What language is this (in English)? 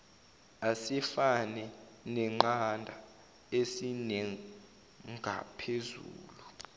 Zulu